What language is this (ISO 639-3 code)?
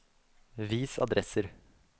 nor